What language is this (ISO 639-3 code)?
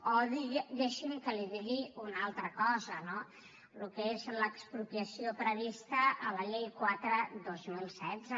cat